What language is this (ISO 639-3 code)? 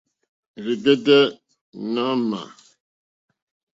bri